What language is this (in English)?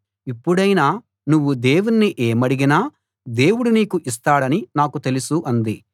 Telugu